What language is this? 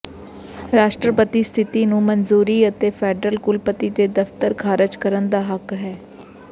Punjabi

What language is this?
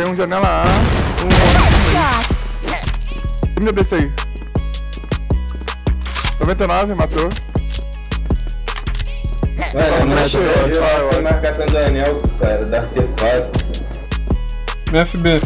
Portuguese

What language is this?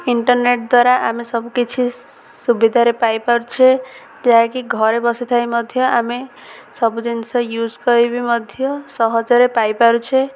Odia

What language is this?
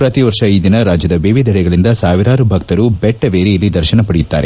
Kannada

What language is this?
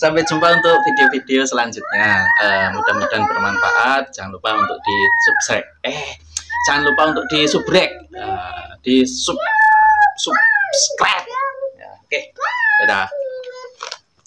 Indonesian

